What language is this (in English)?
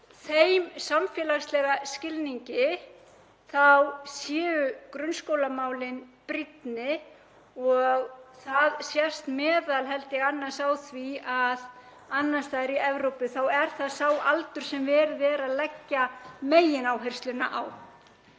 Icelandic